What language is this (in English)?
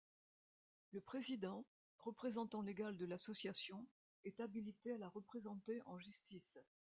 French